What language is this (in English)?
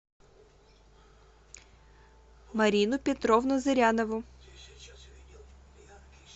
Russian